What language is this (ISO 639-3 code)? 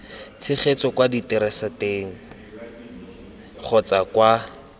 tsn